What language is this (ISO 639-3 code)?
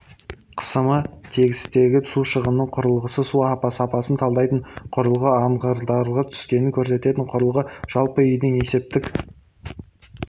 kaz